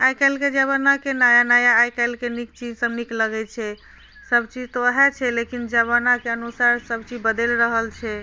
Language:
Maithili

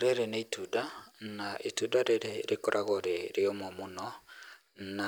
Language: Kikuyu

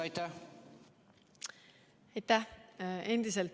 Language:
Estonian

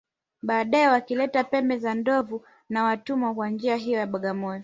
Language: Swahili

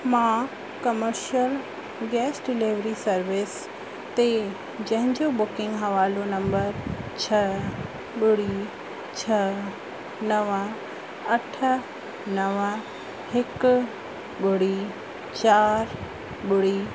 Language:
Sindhi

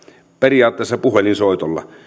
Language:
Finnish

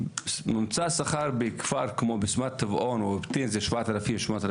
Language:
Hebrew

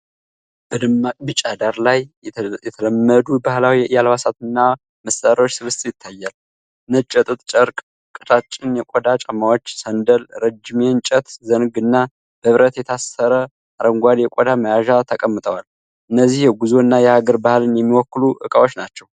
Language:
Amharic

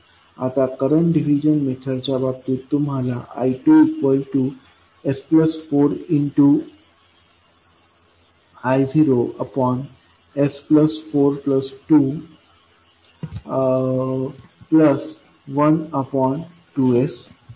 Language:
Marathi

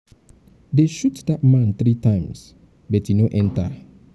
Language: Nigerian Pidgin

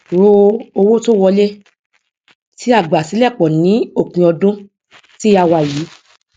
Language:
Yoruba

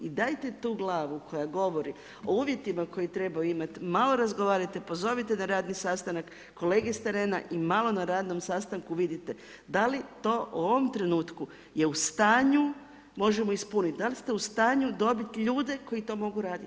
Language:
Croatian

